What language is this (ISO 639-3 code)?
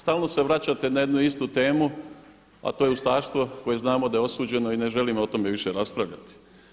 hrv